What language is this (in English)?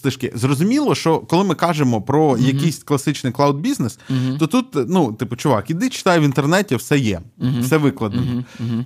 Ukrainian